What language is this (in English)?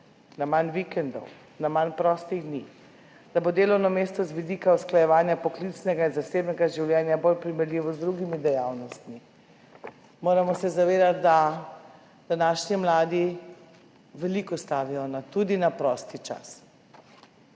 Slovenian